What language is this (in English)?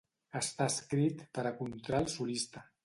Catalan